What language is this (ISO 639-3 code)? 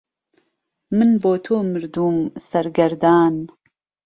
ckb